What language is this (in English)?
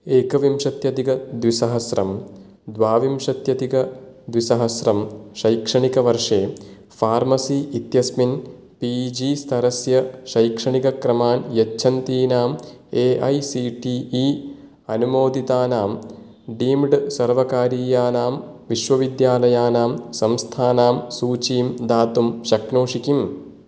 Sanskrit